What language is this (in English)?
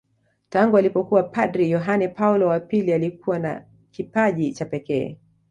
Swahili